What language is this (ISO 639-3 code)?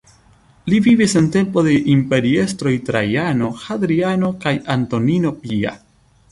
epo